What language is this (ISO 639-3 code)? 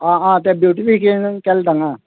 kok